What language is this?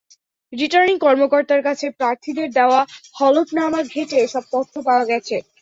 Bangla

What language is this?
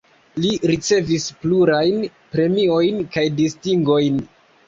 Esperanto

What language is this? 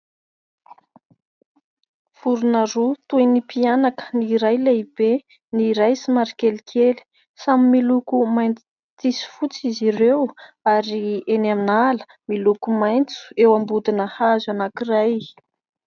Malagasy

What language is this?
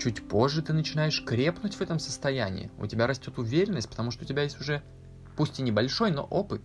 Russian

